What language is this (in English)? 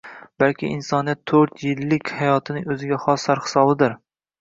Uzbek